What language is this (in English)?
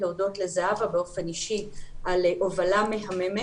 Hebrew